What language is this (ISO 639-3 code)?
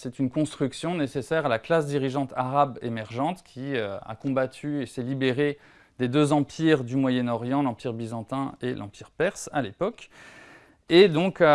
fra